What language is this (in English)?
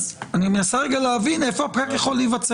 Hebrew